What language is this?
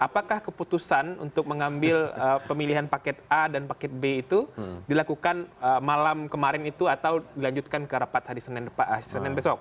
Indonesian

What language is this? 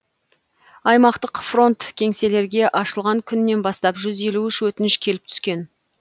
Kazakh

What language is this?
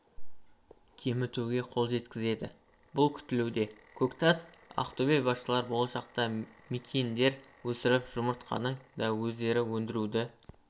Kazakh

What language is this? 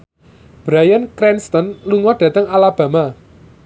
Javanese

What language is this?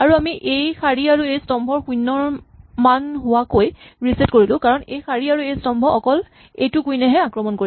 Assamese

